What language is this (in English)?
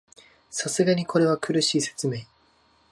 Japanese